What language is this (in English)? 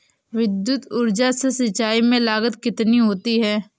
Hindi